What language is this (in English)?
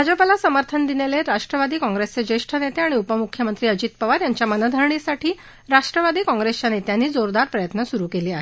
Marathi